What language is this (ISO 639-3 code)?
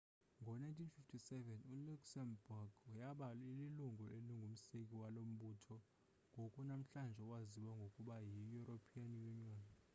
xho